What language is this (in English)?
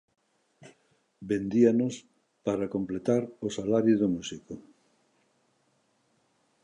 Galician